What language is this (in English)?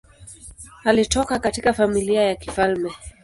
Swahili